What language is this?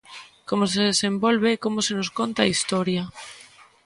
Galician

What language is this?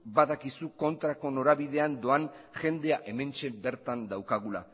Basque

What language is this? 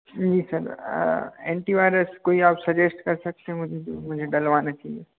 Hindi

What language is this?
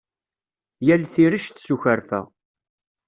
Kabyle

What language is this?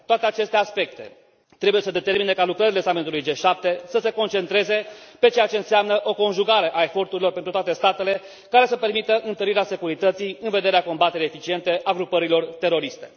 Romanian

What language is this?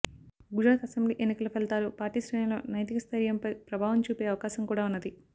Telugu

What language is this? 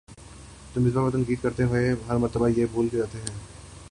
Urdu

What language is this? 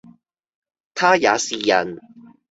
Cantonese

